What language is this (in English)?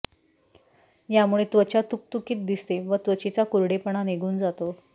Marathi